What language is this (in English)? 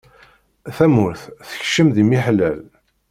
Kabyle